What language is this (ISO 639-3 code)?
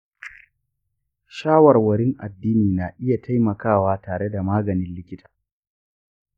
hau